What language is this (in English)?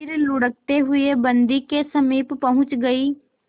Hindi